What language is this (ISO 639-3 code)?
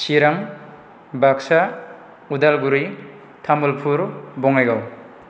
brx